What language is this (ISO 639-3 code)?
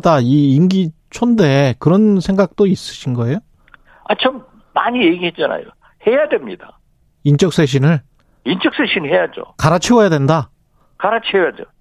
kor